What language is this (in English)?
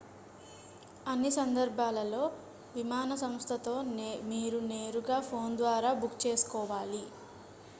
Telugu